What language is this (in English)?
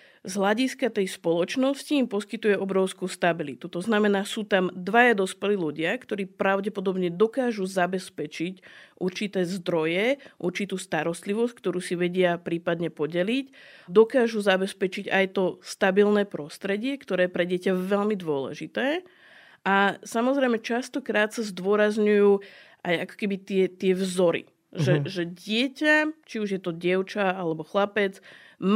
Slovak